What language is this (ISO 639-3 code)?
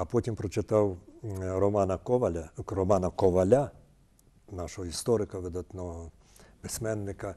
ukr